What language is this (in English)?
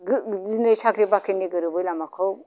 Bodo